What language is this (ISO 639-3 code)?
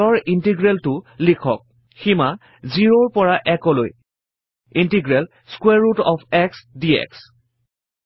asm